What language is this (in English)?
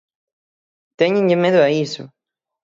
Galician